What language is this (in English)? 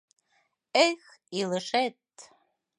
Mari